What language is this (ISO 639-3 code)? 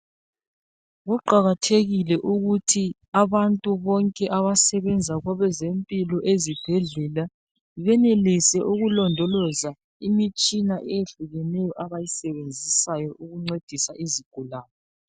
nde